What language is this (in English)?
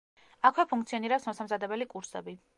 Georgian